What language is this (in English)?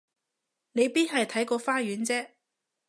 Cantonese